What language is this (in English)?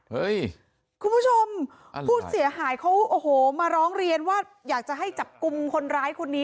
Thai